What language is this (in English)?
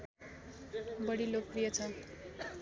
Nepali